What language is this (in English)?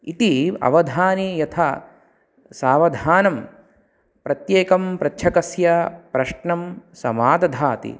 Sanskrit